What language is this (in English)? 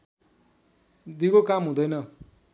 Nepali